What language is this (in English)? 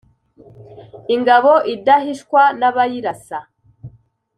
Kinyarwanda